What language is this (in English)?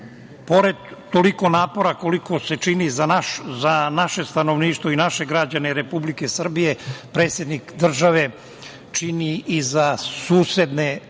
Serbian